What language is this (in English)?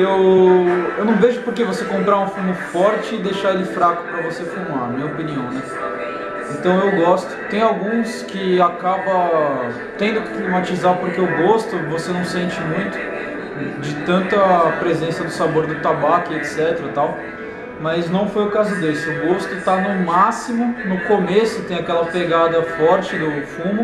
Portuguese